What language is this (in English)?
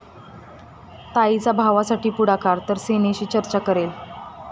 Marathi